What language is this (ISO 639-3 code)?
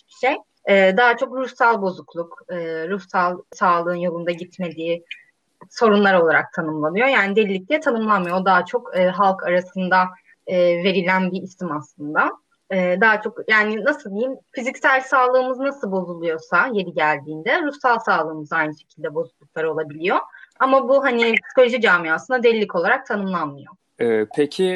tur